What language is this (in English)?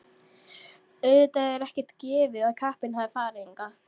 Icelandic